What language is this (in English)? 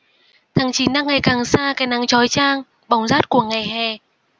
Vietnamese